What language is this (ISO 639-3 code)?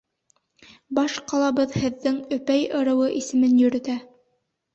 bak